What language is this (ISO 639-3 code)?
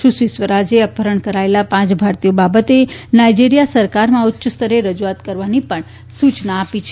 guj